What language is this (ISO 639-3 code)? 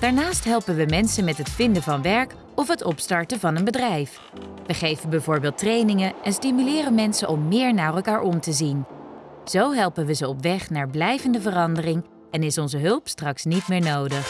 nld